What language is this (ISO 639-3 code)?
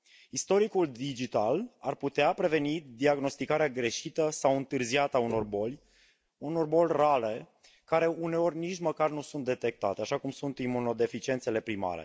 ron